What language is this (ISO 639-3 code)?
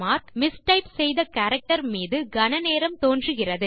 tam